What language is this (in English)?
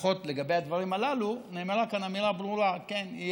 Hebrew